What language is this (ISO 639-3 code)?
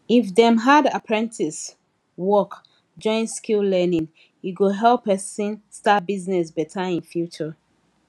pcm